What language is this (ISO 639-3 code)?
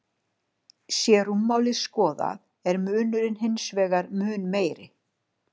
isl